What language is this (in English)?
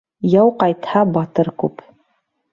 Bashkir